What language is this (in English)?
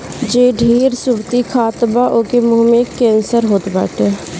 Bhojpuri